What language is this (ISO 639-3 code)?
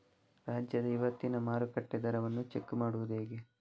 kan